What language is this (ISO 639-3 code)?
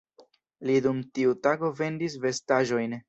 epo